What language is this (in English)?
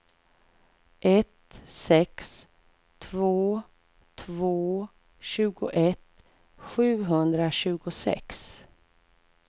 Swedish